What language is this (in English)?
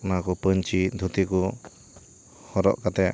Santali